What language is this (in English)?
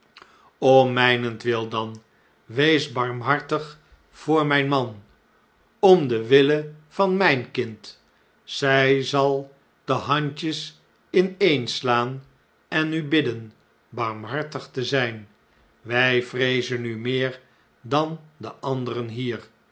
Dutch